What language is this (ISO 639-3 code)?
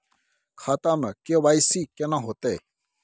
mai